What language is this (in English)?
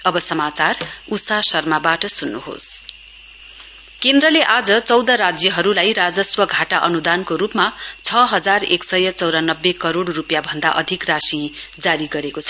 Nepali